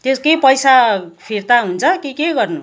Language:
Nepali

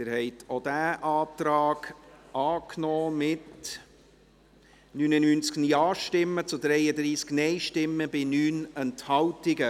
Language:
Swiss German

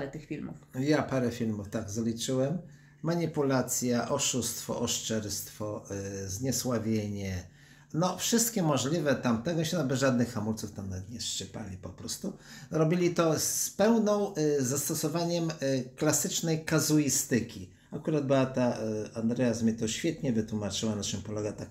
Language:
Polish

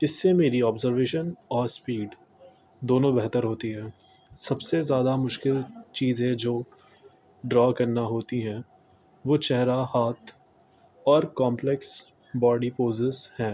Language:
Urdu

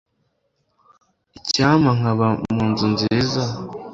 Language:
Kinyarwanda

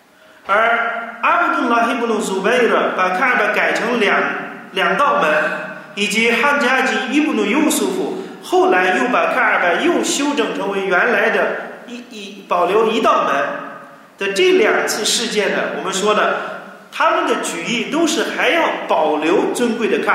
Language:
Chinese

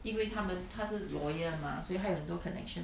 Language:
English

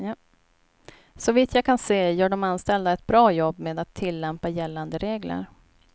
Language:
Swedish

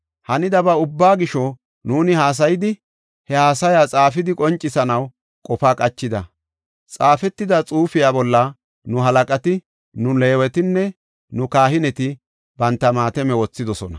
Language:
Gofa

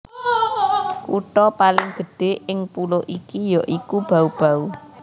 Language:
Javanese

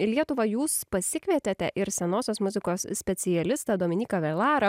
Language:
Lithuanian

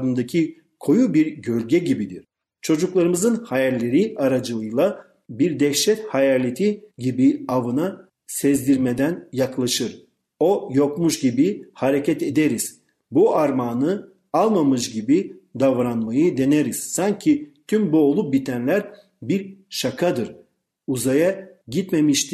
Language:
Turkish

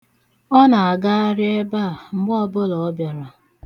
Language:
Igbo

